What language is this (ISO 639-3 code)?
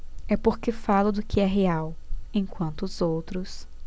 por